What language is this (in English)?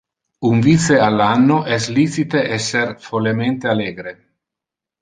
Interlingua